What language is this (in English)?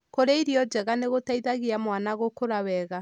Kikuyu